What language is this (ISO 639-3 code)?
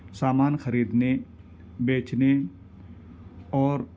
urd